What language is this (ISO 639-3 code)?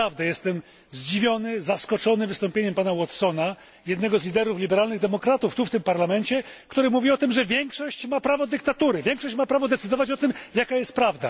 pol